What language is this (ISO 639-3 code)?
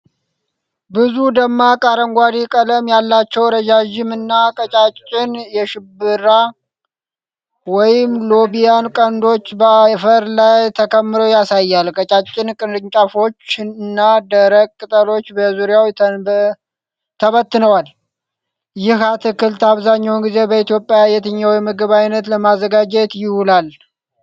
amh